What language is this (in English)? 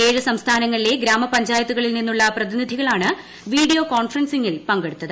Malayalam